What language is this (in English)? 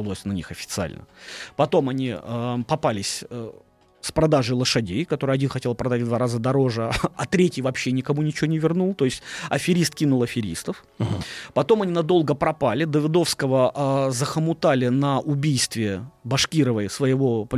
Russian